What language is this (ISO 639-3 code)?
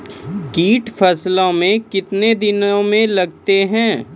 mai